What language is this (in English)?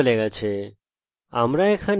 Bangla